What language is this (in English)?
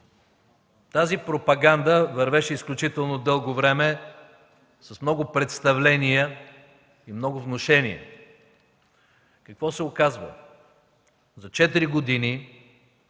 Bulgarian